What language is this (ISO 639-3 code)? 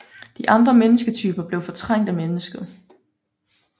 dan